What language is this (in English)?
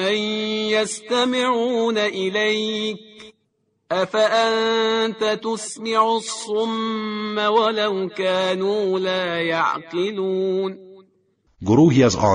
Persian